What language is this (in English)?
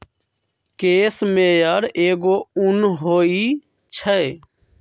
Magahi